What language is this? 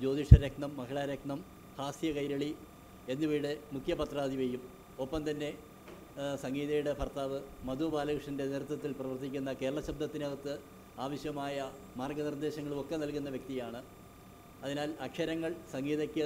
Malayalam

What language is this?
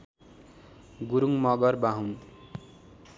Nepali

